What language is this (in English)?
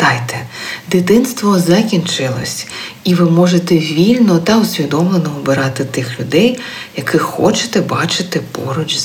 Ukrainian